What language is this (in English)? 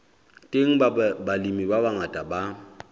Southern Sotho